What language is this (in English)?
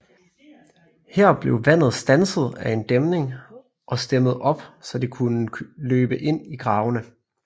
Danish